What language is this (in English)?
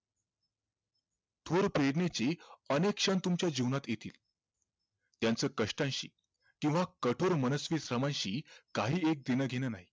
Marathi